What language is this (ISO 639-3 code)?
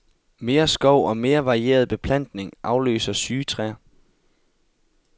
dan